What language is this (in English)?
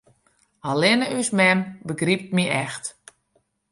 Western Frisian